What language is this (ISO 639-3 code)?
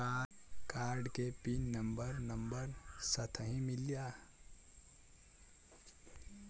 bho